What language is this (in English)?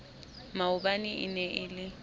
Southern Sotho